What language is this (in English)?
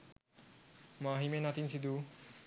Sinhala